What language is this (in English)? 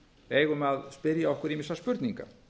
Icelandic